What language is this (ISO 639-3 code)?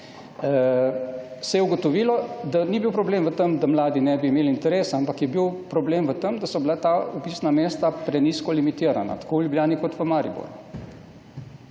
slv